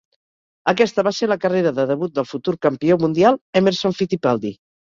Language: Catalan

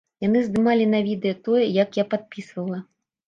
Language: Belarusian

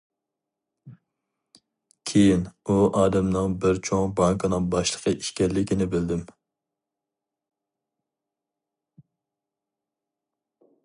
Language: Uyghur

